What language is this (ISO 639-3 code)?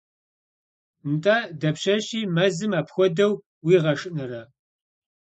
kbd